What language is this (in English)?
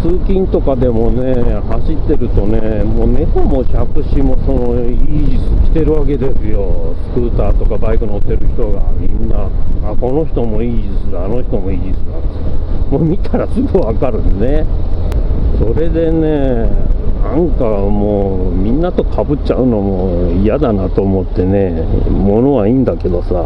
Japanese